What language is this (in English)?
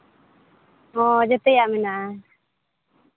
Santali